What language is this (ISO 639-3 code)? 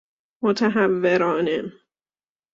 fas